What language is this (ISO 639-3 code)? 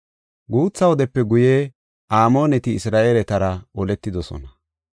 gof